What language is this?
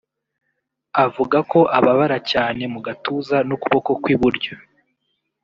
Kinyarwanda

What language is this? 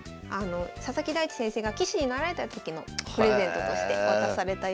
Japanese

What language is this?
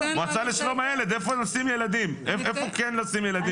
Hebrew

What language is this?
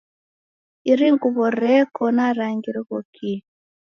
Taita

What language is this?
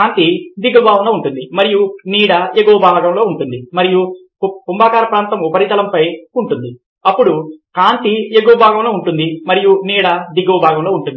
Telugu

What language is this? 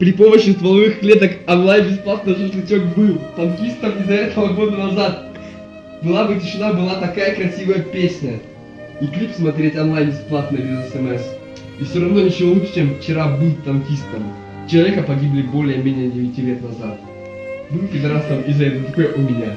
Russian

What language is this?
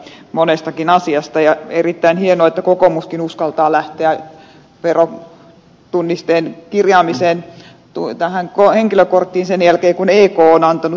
Finnish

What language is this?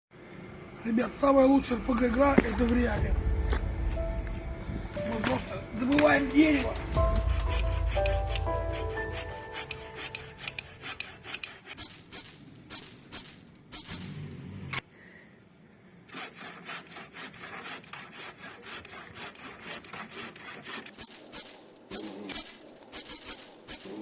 Russian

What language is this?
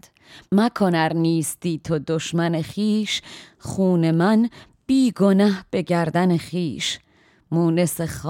Persian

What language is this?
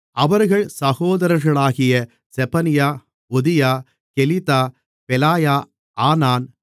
Tamil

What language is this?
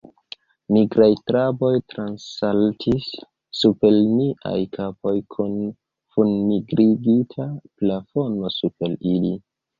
Esperanto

